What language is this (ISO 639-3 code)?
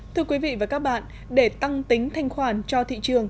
vie